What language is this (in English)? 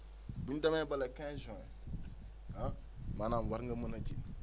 Wolof